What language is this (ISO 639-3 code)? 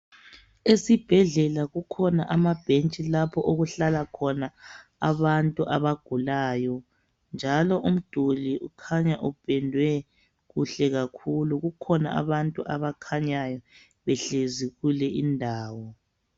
nde